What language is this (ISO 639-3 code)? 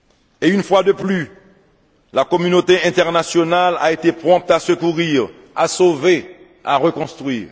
fra